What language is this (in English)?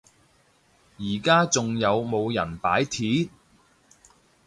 Cantonese